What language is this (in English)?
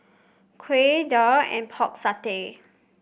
English